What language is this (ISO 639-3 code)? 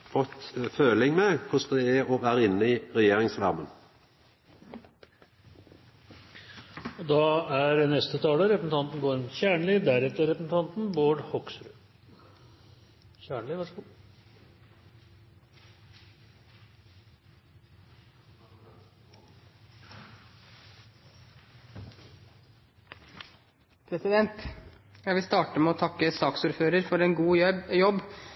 nor